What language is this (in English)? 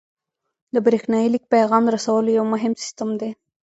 Pashto